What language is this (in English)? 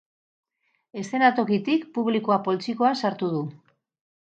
Basque